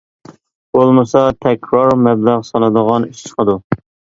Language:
Uyghur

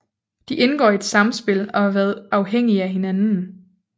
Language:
Danish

